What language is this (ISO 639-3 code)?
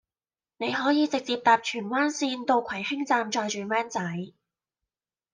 yue